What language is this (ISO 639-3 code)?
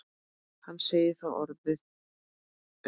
isl